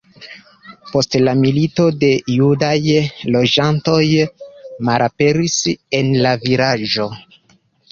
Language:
Esperanto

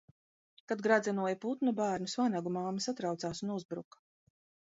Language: Latvian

